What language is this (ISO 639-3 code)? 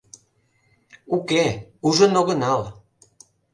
chm